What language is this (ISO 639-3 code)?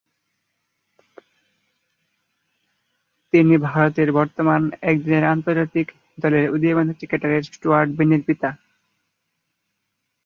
ben